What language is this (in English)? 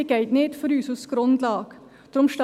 Swiss German